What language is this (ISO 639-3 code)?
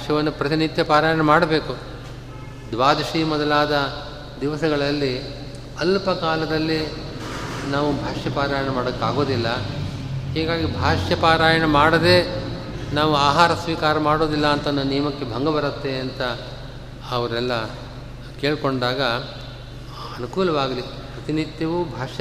kan